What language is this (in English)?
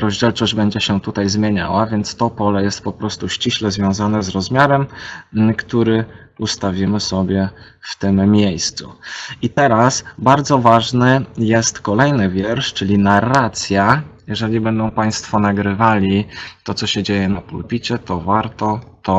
Polish